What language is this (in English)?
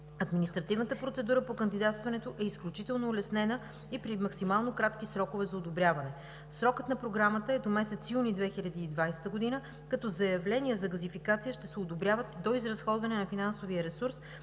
Bulgarian